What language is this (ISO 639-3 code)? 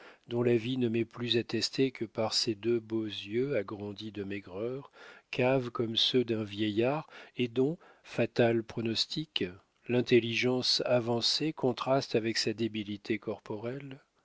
fra